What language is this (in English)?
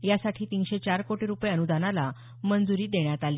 Marathi